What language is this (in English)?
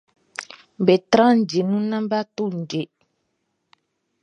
Baoulé